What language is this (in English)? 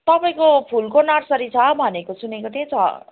Nepali